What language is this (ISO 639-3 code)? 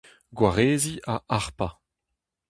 bre